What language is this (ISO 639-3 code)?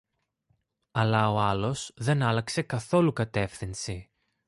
ell